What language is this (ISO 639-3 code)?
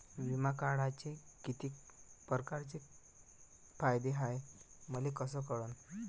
mar